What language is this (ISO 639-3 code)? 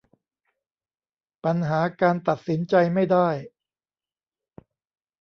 tha